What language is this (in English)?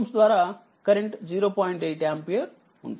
Telugu